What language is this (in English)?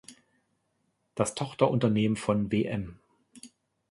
German